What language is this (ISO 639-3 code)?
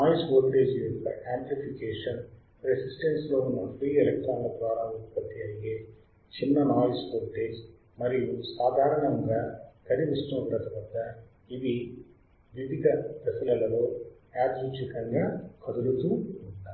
tel